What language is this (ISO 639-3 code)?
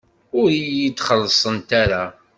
kab